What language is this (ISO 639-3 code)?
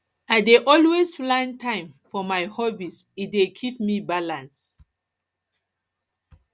pcm